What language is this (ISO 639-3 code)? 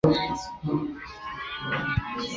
zho